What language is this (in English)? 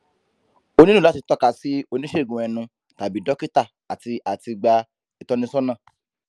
Yoruba